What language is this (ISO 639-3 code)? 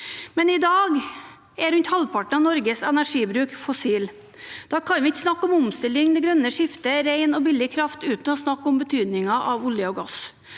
nor